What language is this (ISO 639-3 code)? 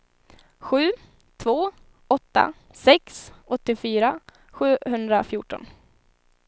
swe